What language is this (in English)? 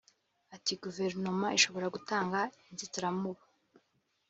Kinyarwanda